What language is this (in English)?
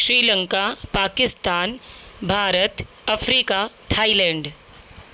Sindhi